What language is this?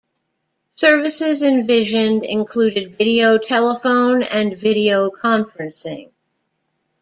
English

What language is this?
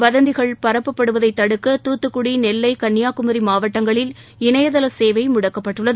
Tamil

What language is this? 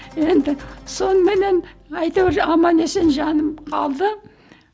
Kazakh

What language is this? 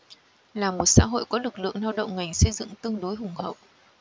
Vietnamese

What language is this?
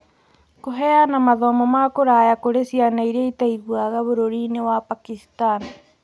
Kikuyu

